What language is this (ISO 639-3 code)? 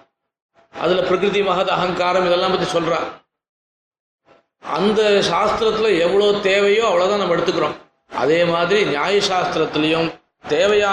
tam